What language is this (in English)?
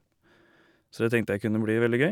Norwegian